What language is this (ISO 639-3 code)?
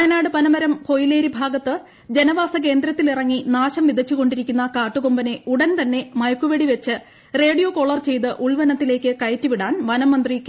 mal